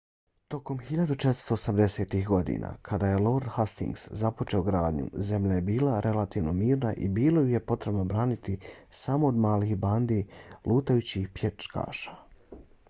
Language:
Bosnian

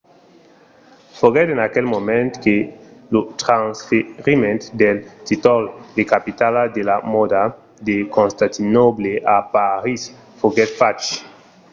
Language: Occitan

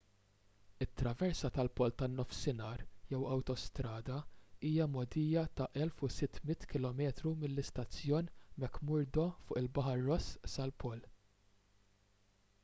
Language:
Maltese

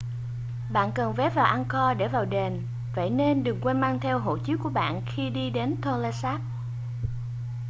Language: Vietnamese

